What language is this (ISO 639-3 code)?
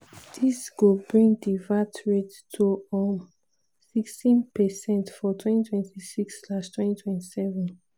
pcm